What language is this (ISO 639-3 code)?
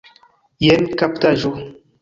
epo